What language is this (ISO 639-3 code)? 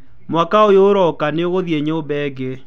kik